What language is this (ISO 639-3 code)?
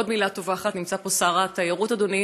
heb